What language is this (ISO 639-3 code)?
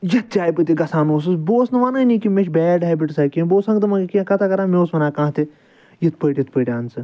kas